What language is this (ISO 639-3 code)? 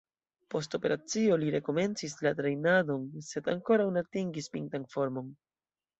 epo